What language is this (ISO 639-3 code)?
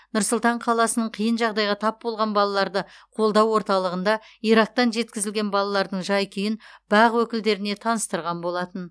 kaz